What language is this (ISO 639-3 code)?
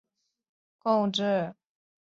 zho